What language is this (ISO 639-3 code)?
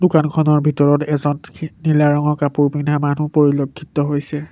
asm